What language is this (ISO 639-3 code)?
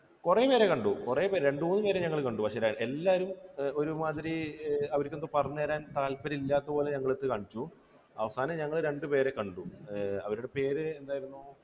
mal